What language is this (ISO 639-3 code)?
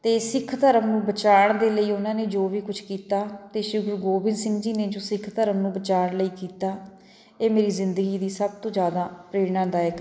pan